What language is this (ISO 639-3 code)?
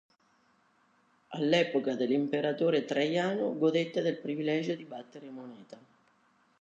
ita